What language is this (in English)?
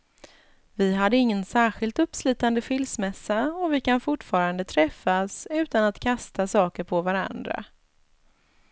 Swedish